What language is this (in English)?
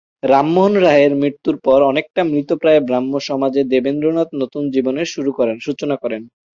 Bangla